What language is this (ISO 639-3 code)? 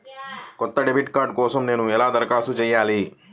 tel